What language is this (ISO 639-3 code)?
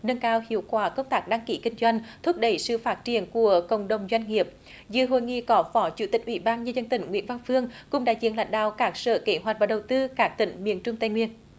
vie